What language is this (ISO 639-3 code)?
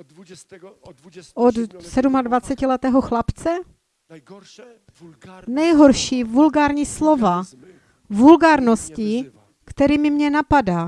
ces